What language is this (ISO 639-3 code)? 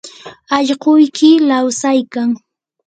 qur